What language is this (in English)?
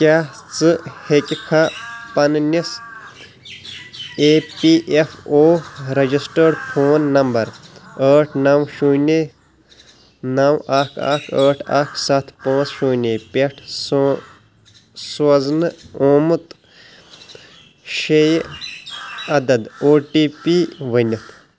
Kashmiri